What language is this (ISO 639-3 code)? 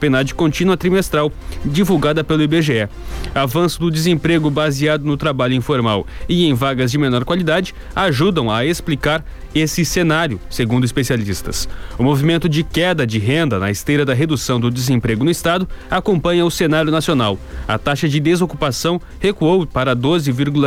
por